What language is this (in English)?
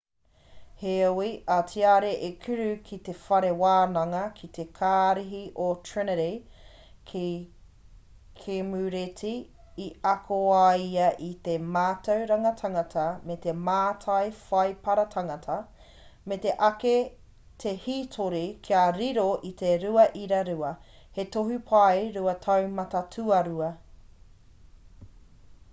Māori